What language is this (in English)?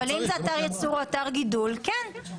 Hebrew